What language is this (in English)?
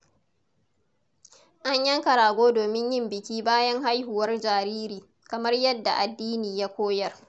Hausa